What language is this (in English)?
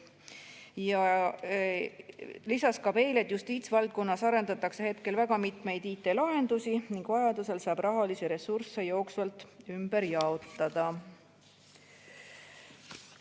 Estonian